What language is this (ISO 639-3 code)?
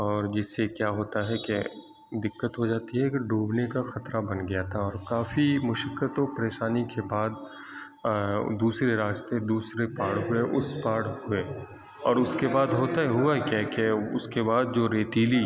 urd